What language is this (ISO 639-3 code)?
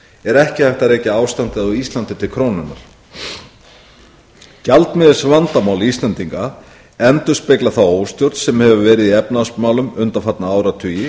isl